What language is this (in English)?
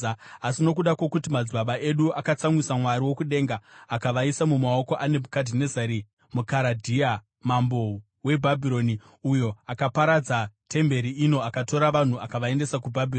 Shona